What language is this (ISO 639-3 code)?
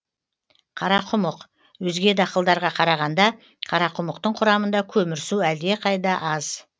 kaz